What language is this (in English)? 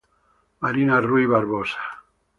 Italian